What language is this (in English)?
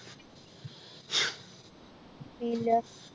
Malayalam